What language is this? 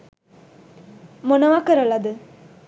Sinhala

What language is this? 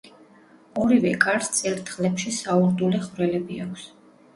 Georgian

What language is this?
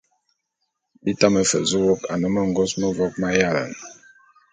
Bulu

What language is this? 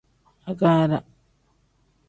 Tem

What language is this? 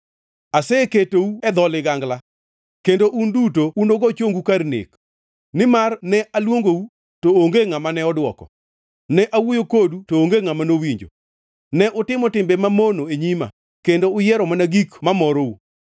Luo (Kenya and Tanzania)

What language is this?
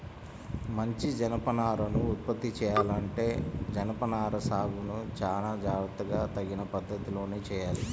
Telugu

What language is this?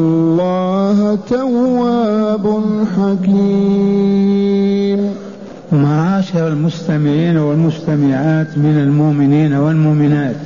Arabic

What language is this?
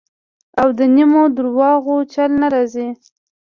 Pashto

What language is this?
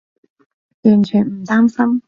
Cantonese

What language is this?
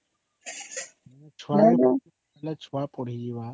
Odia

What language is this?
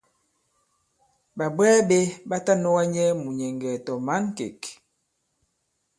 Bankon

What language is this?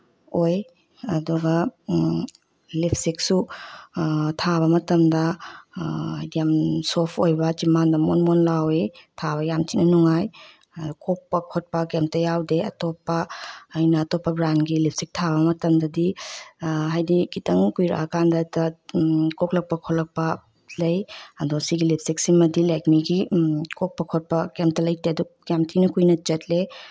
Manipuri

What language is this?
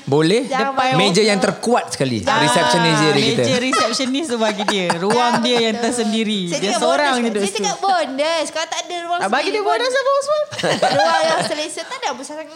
Malay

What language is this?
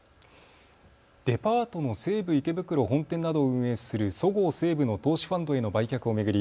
Japanese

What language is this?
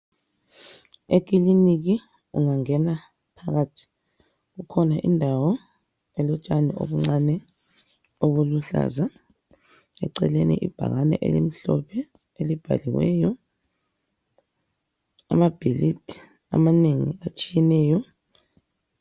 North Ndebele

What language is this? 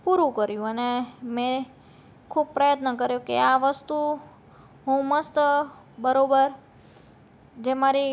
Gujarati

